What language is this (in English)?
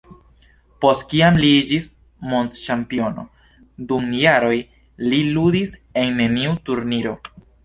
Esperanto